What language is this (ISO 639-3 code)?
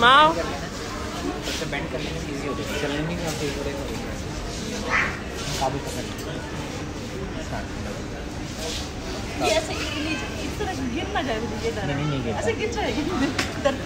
nld